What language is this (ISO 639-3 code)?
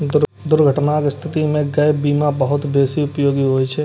mai